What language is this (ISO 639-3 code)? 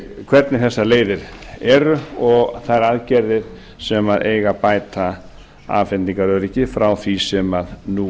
isl